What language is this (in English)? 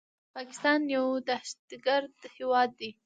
Pashto